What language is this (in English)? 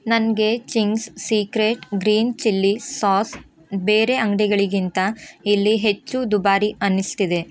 Kannada